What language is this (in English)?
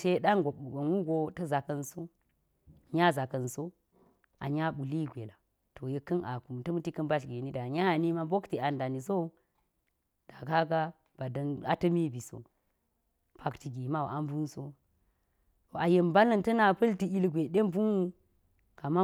Geji